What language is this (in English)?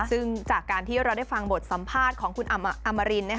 Thai